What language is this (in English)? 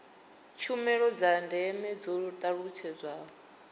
Venda